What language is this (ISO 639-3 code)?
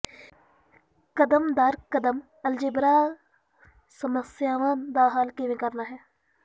pan